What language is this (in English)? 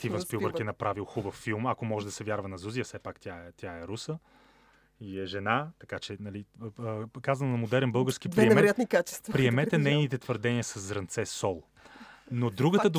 Bulgarian